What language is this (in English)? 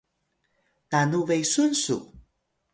Atayal